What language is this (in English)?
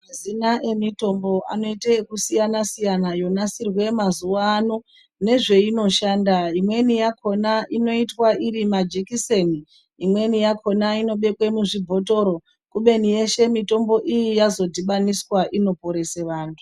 Ndau